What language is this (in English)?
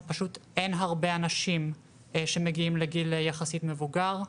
Hebrew